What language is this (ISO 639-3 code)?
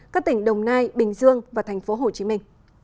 vie